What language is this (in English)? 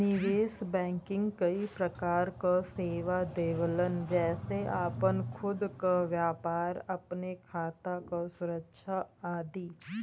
Bhojpuri